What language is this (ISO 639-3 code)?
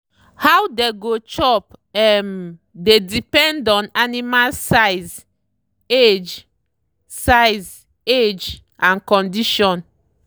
pcm